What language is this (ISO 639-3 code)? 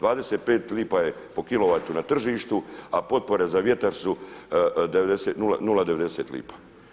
hrv